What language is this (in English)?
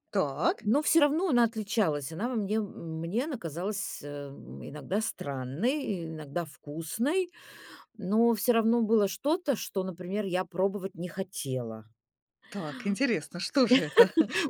Russian